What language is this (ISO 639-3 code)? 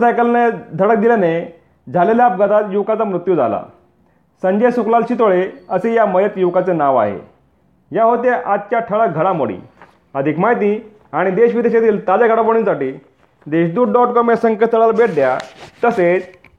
mar